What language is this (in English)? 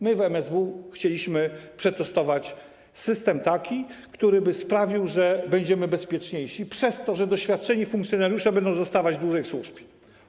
Polish